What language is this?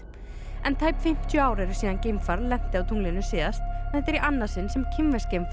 Icelandic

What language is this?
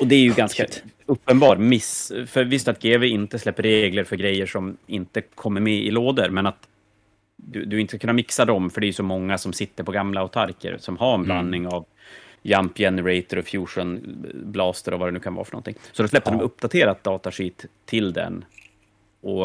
Swedish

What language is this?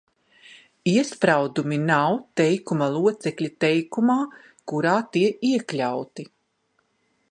Latvian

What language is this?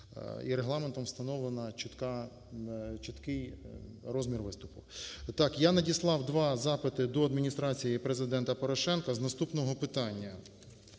Ukrainian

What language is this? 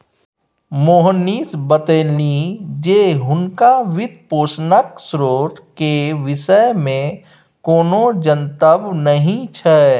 Maithili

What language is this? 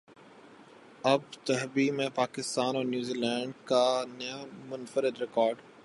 Urdu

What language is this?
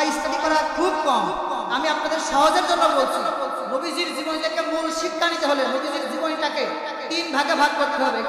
Arabic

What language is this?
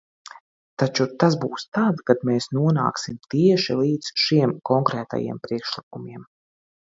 Latvian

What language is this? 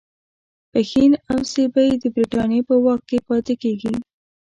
Pashto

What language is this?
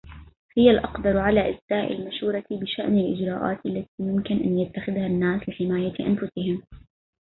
Arabic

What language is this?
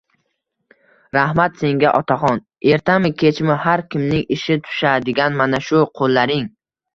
Uzbek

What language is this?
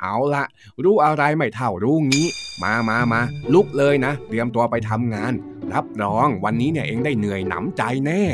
Thai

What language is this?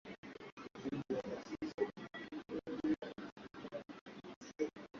Swahili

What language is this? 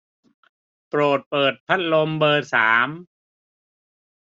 Thai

